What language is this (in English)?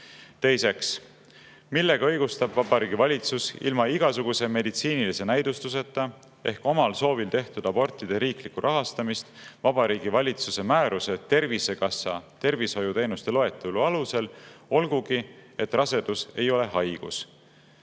Estonian